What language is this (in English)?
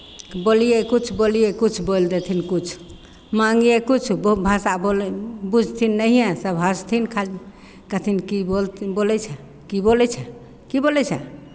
Maithili